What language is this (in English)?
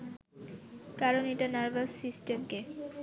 Bangla